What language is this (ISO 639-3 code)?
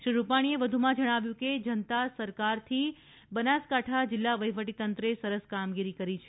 guj